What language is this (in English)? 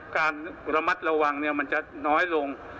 Thai